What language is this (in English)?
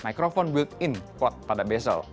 Indonesian